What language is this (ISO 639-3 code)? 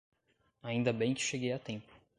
por